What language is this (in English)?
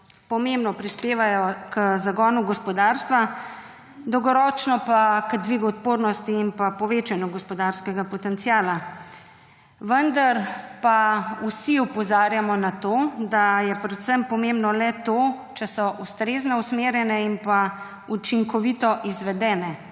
Slovenian